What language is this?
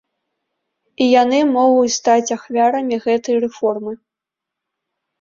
Belarusian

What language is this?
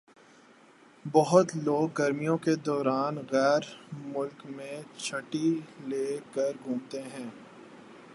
Urdu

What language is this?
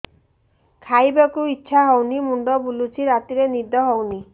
Odia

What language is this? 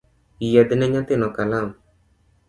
Luo (Kenya and Tanzania)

